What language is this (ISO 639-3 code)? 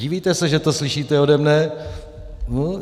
ces